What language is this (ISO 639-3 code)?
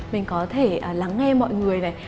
vie